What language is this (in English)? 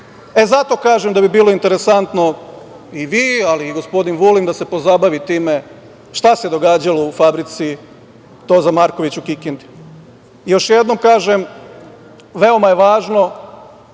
Serbian